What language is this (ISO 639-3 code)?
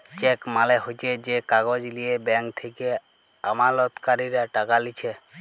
ben